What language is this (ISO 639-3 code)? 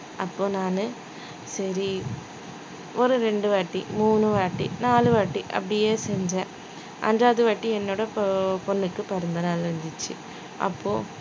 tam